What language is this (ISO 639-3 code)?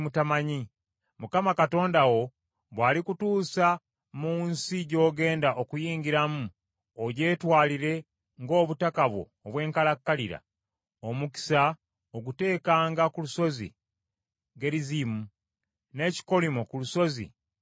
lug